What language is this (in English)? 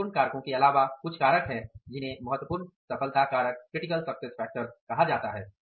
Hindi